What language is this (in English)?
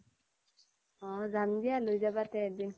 Assamese